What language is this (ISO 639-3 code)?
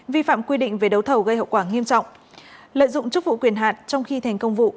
vie